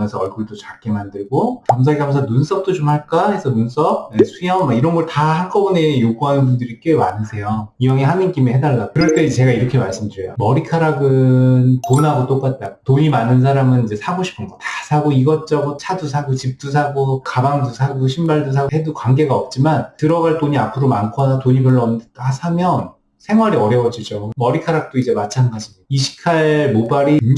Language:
Korean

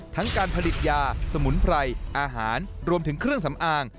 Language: Thai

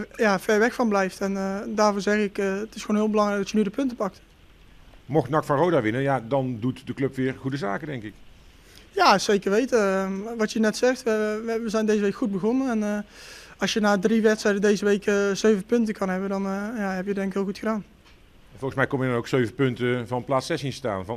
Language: Dutch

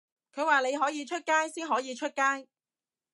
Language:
Cantonese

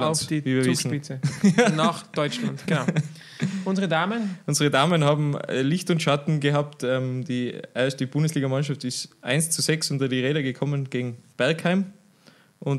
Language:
German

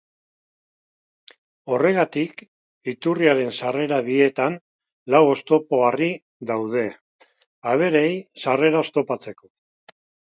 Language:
Basque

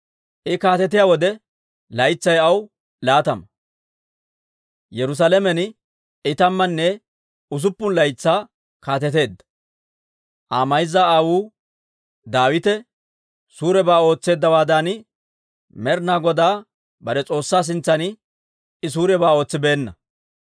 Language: Dawro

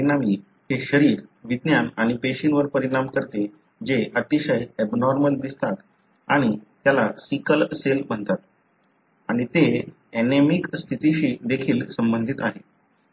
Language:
Marathi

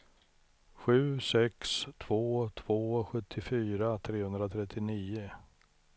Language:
Swedish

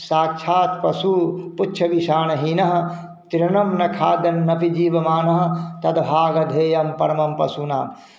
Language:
Hindi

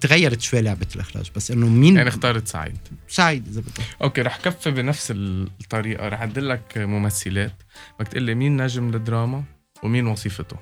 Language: Arabic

